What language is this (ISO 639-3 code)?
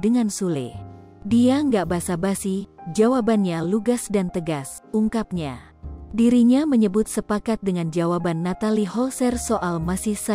ind